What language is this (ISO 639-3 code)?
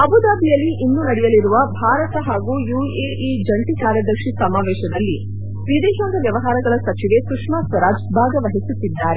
kan